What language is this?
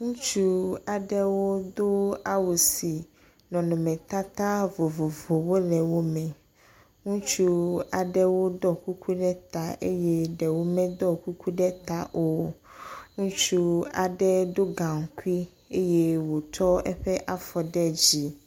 Ewe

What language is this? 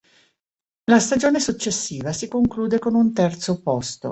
Italian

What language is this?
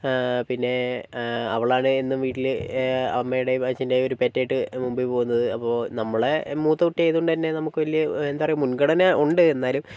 Malayalam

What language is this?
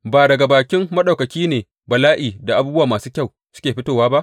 Hausa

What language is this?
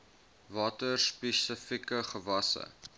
Afrikaans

